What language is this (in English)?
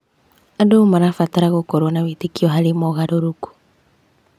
Kikuyu